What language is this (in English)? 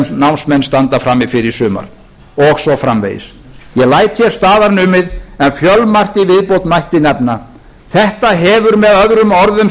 Icelandic